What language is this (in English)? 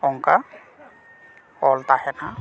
Santali